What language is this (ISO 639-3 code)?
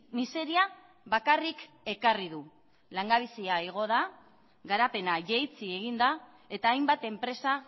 eus